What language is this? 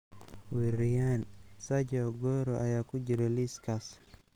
Somali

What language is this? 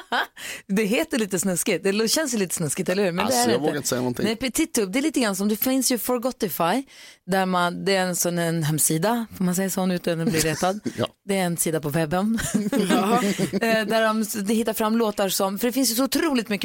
Swedish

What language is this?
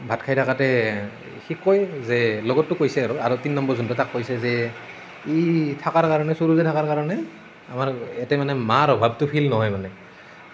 Assamese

